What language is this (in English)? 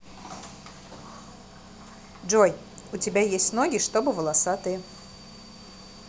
Russian